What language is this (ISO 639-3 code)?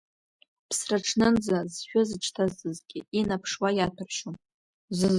abk